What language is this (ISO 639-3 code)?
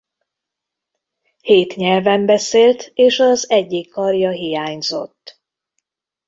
hun